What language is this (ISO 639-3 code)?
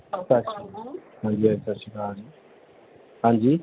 pan